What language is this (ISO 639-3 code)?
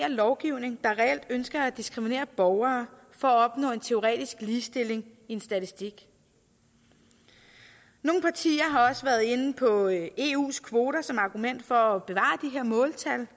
dan